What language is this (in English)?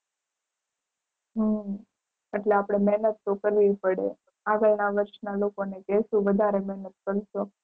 Gujarati